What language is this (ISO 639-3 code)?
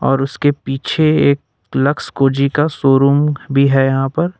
hin